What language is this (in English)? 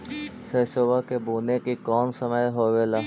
Magahi